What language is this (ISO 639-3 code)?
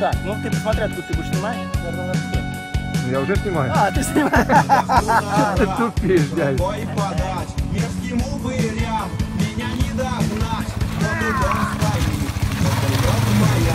rus